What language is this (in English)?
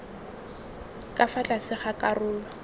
Tswana